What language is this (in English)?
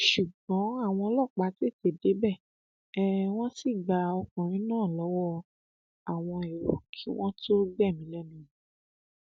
Yoruba